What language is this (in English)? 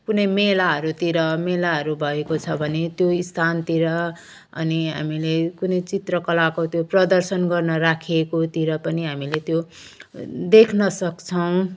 Nepali